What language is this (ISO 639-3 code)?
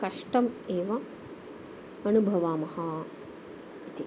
san